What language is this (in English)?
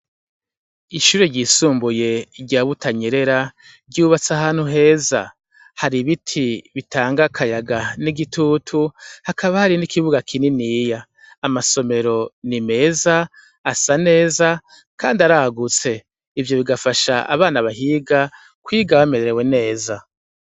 Rundi